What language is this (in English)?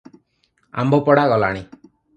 Odia